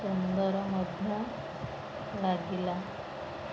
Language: Odia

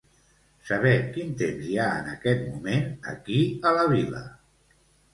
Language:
Catalan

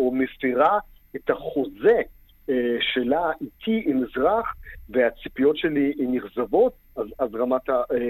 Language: Hebrew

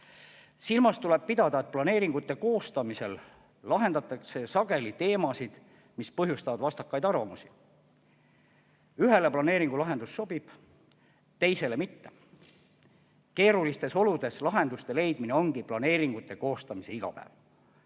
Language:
Estonian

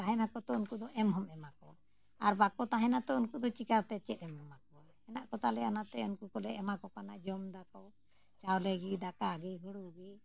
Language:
Santali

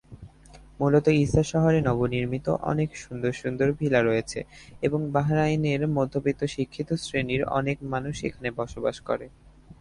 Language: Bangla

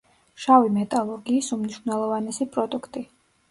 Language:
Georgian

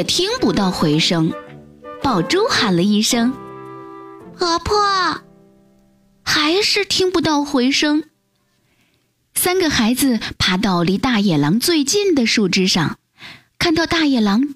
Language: Chinese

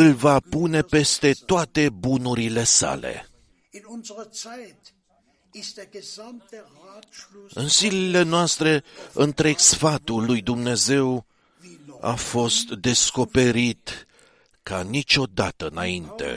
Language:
Romanian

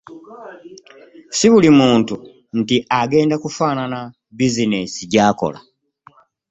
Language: Ganda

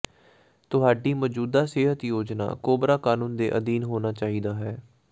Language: Punjabi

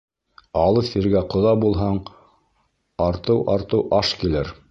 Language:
Bashkir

